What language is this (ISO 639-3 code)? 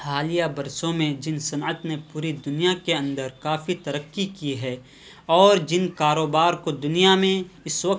urd